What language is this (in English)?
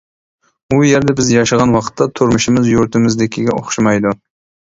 Uyghur